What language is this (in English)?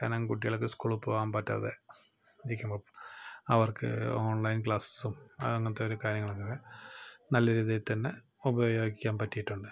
Malayalam